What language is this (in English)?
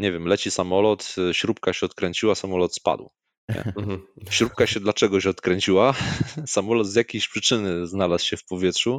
Polish